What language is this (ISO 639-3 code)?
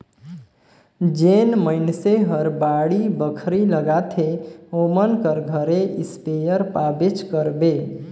hne